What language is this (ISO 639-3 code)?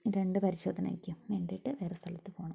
mal